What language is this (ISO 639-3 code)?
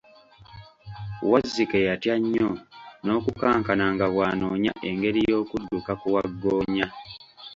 lug